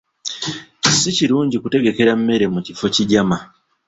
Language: Ganda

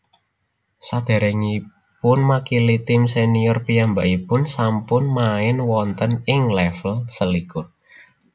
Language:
Javanese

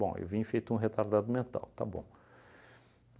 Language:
Portuguese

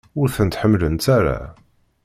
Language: Kabyle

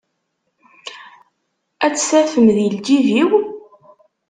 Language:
Kabyle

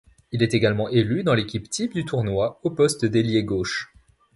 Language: French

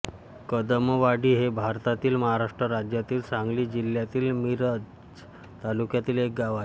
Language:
Marathi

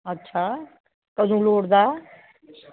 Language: Dogri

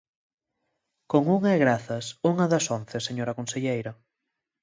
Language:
Galician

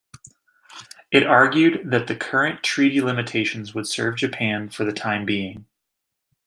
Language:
English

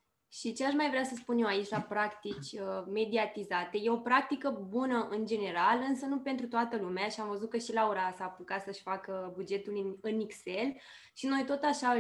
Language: Romanian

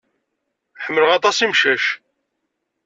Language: Kabyle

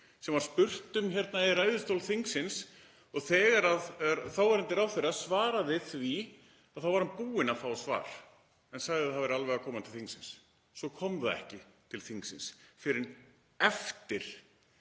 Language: Icelandic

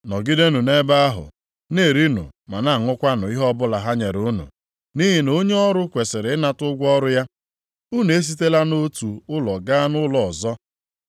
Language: Igbo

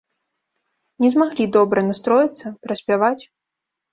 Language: Belarusian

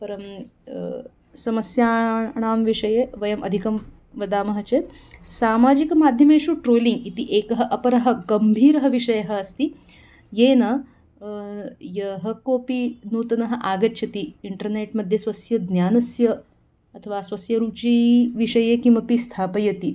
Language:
Sanskrit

